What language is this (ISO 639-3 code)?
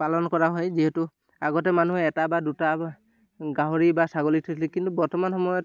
asm